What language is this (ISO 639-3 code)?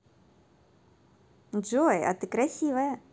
rus